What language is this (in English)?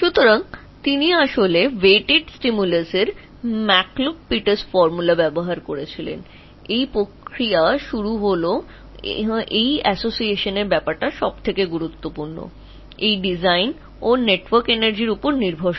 Bangla